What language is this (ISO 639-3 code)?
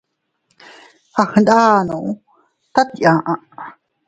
cut